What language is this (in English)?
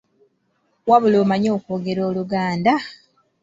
Ganda